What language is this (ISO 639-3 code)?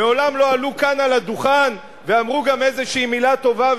heb